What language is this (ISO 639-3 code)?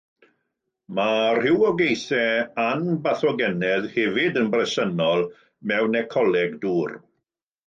cym